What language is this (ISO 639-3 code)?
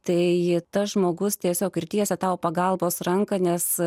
lit